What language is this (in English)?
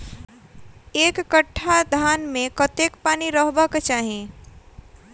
Maithili